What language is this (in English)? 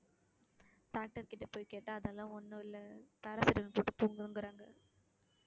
Tamil